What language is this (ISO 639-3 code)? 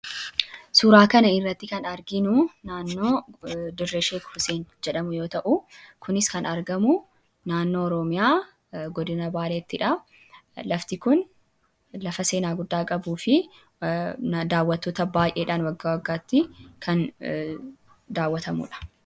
orm